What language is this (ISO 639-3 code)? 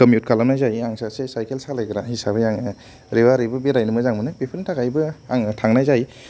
brx